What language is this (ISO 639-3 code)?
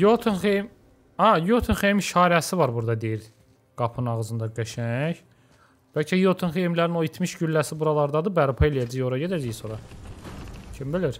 tur